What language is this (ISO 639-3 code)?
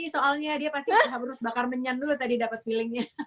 ind